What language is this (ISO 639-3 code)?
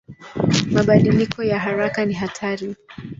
swa